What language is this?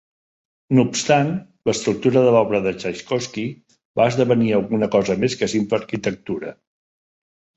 Catalan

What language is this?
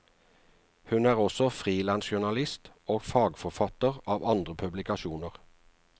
Norwegian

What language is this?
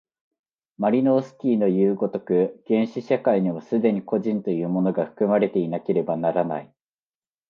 Japanese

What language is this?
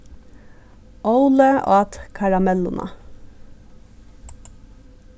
Faroese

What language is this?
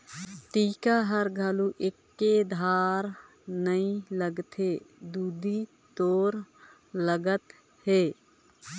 Chhattisgarhi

